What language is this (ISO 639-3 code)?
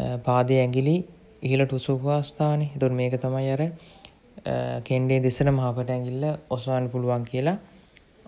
ind